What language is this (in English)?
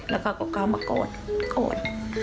Thai